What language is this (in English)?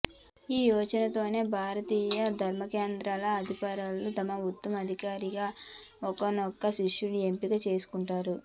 Telugu